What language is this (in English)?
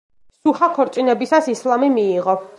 Georgian